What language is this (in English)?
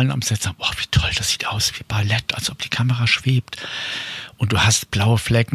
German